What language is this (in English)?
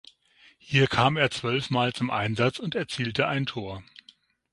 German